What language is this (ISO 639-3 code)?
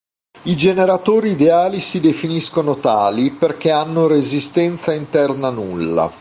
ita